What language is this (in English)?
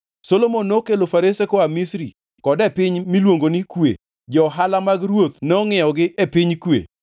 Luo (Kenya and Tanzania)